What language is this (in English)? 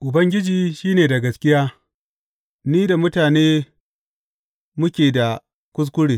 Hausa